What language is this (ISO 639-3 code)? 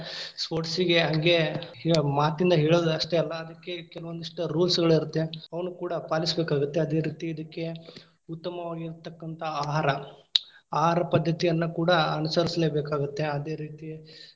kan